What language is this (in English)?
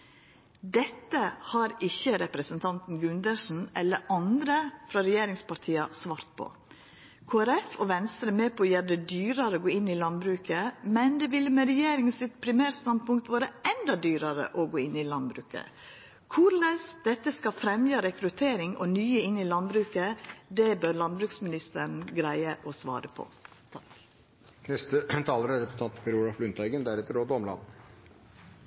Norwegian Nynorsk